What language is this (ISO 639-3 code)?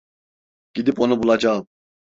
tur